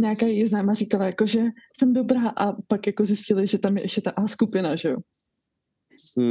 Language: Czech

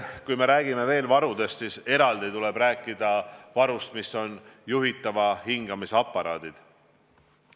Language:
Estonian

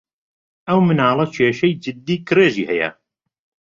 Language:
Central Kurdish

